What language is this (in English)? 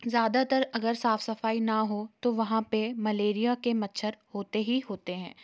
Hindi